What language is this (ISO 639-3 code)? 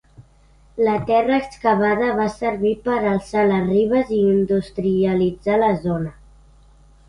cat